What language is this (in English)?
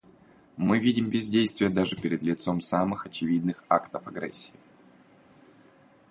Russian